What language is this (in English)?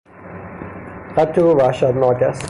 Persian